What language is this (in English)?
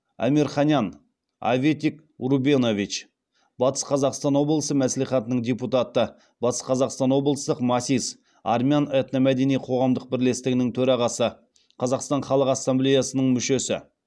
Kazakh